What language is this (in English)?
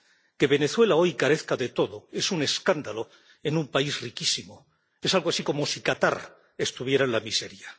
Spanish